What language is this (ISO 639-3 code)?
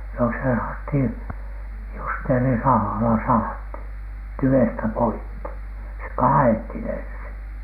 fin